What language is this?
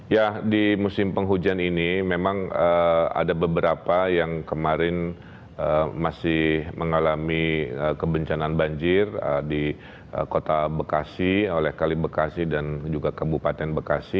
Indonesian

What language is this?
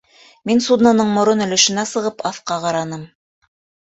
Bashkir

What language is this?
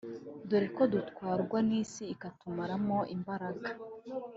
Kinyarwanda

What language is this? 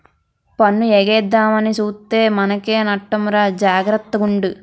Telugu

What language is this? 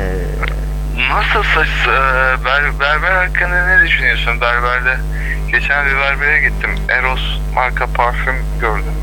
Turkish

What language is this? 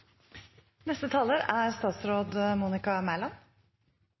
Norwegian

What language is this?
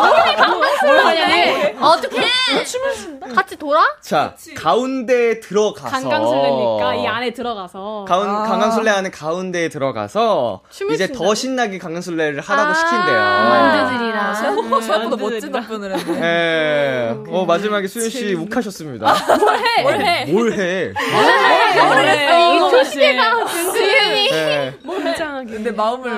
Korean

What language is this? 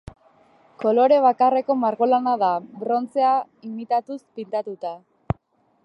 Basque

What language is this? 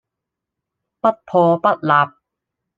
Cantonese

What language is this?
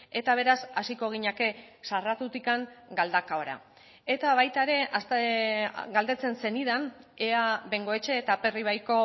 Basque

